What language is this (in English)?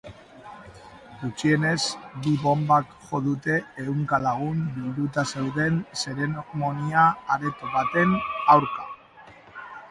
Basque